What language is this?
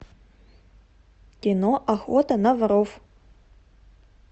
Russian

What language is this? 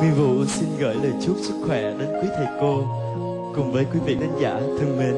Vietnamese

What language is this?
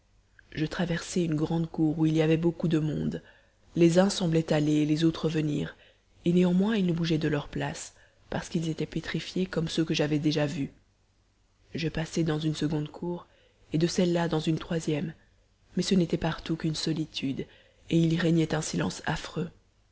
French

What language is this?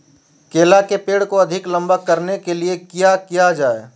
Magahi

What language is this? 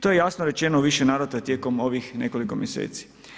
Croatian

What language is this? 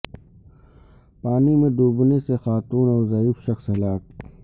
Urdu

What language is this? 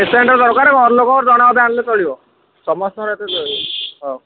Odia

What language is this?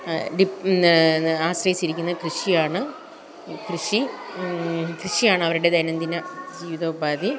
Malayalam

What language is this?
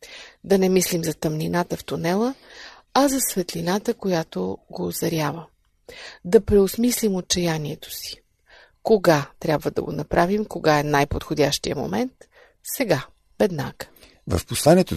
Bulgarian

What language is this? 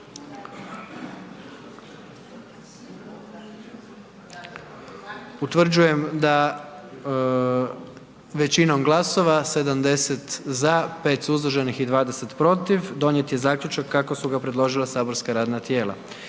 Croatian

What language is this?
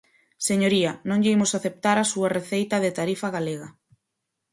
Galician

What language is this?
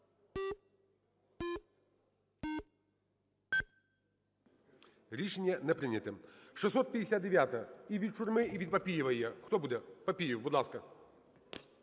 Ukrainian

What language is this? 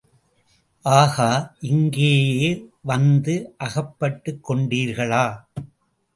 Tamil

